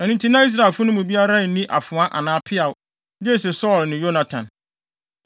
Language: Akan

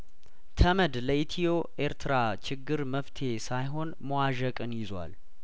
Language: Amharic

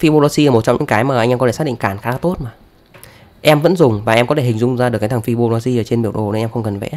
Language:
Vietnamese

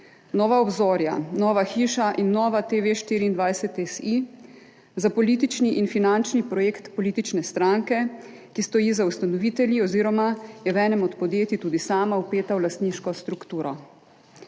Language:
Slovenian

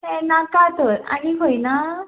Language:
Konkani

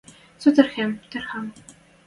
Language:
Western Mari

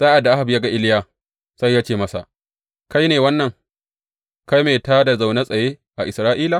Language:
Hausa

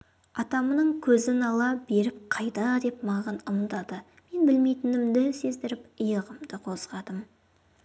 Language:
Kazakh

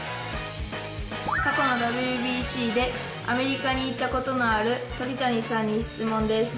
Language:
Japanese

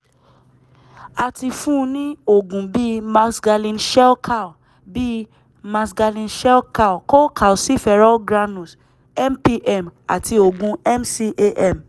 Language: Yoruba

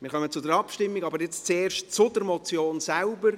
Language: Swiss German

